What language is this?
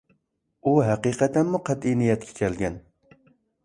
Uyghur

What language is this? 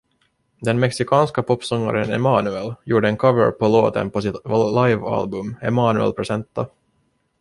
Swedish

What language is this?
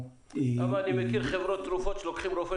Hebrew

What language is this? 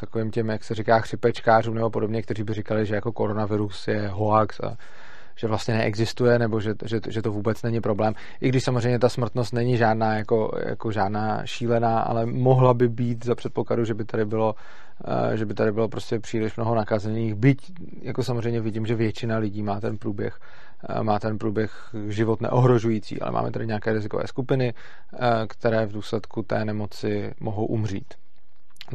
Czech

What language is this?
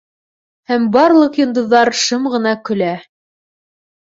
Bashkir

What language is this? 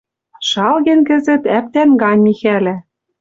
Western Mari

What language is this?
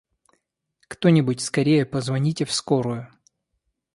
Russian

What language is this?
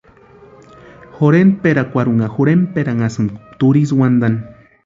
Western Highland Purepecha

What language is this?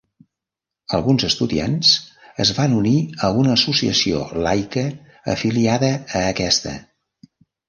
Catalan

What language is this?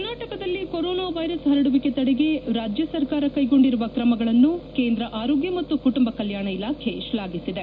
Kannada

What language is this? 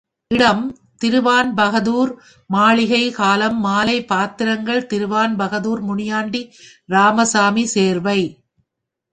Tamil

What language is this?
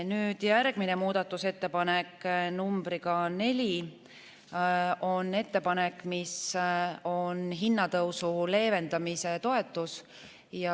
Estonian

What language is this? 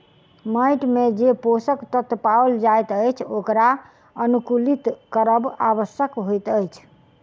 Maithili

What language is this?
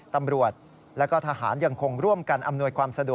Thai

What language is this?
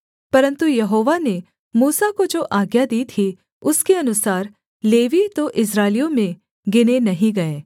Hindi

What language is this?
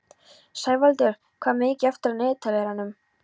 Icelandic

